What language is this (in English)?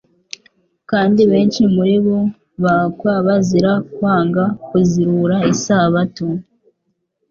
Kinyarwanda